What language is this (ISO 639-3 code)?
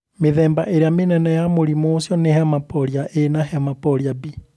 kik